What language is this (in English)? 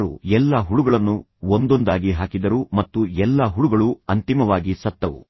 Kannada